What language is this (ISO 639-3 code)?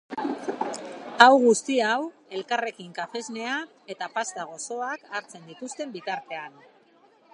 eus